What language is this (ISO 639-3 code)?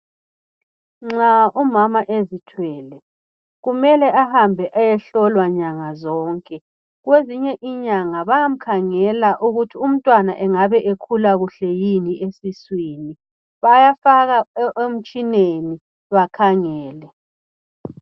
nde